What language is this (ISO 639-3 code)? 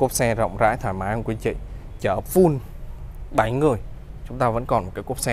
vie